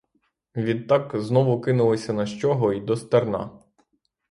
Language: Ukrainian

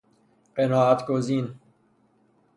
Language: Persian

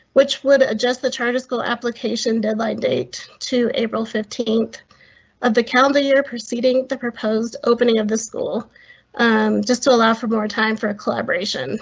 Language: English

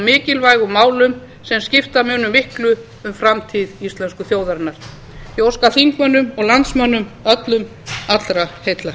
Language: Icelandic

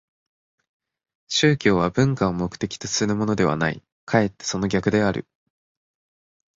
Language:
Japanese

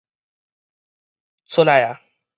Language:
Min Nan Chinese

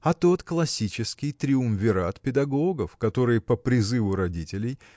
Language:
Russian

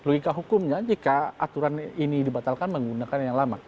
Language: Indonesian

